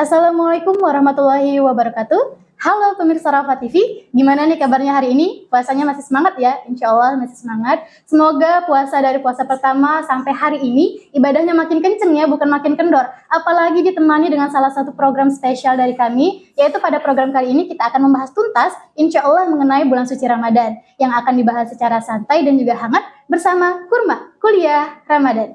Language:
Indonesian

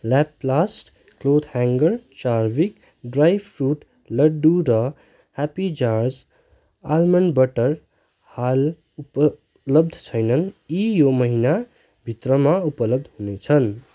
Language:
Nepali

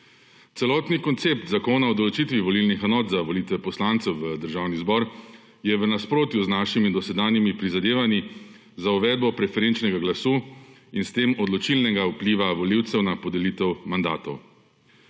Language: Slovenian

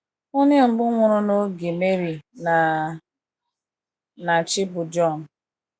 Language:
Igbo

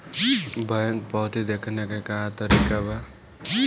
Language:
Bhojpuri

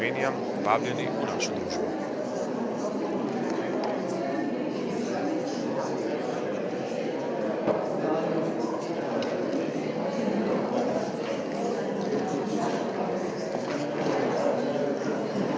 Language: Slovenian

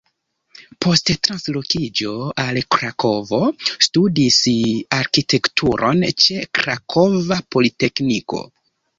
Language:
Esperanto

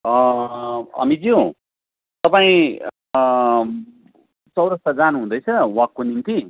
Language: Nepali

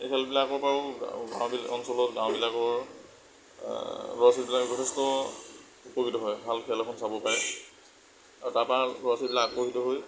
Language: Assamese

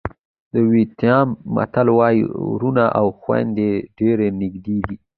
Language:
Pashto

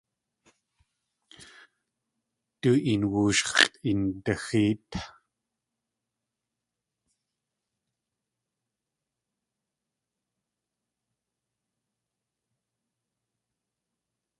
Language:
Tlingit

